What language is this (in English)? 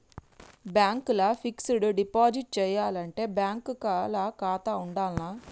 Telugu